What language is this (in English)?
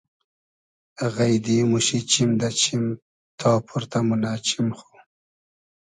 Hazaragi